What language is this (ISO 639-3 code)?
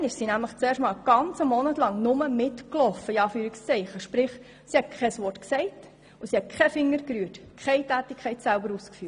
gsw